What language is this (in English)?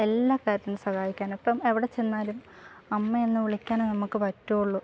Malayalam